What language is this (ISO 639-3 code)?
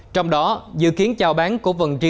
vie